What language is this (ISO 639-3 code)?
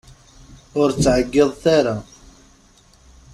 kab